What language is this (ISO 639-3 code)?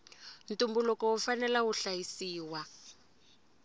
tso